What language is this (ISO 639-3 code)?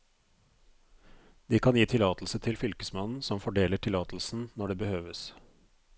nor